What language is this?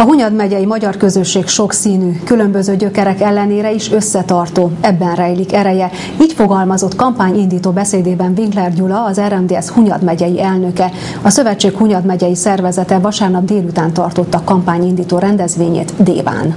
Hungarian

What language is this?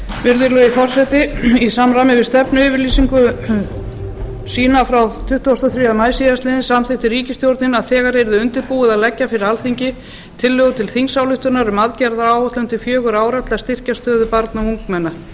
Icelandic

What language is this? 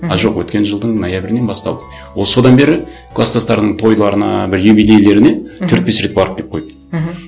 Kazakh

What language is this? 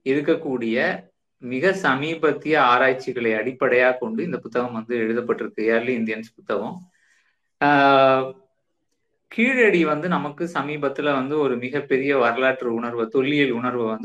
Tamil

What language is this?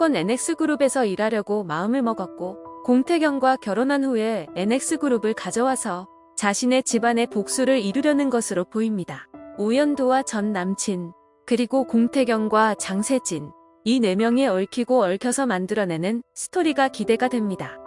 Korean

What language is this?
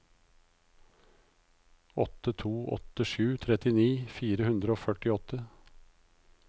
Norwegian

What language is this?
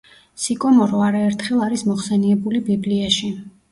Georgian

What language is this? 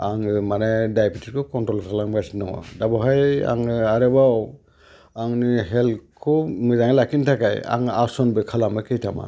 Bodo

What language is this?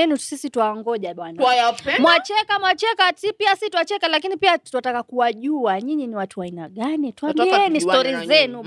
Swahili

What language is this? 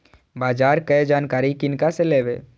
Maithili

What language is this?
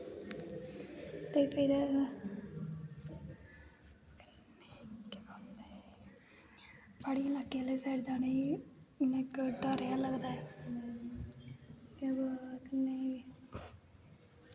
Dogri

